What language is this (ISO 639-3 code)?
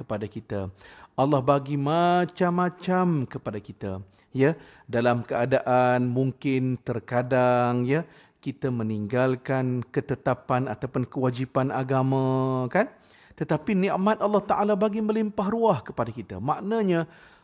msa